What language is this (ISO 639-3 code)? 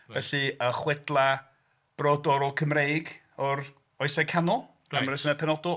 cym